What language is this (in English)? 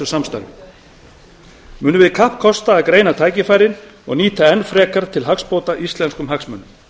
Icelandic